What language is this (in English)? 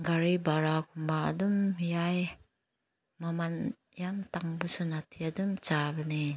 Manipuri